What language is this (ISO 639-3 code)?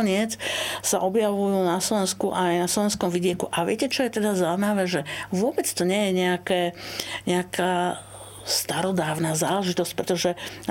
slk